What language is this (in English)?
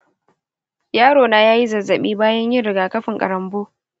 Hausa